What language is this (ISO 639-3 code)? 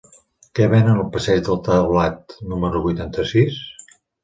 cat